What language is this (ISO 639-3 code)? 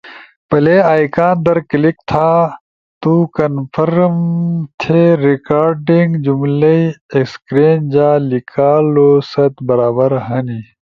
ush